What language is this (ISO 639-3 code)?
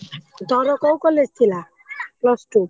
ori